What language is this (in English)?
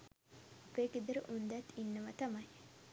Sinhala